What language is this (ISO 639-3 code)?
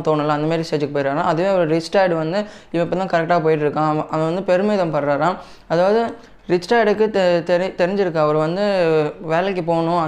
tam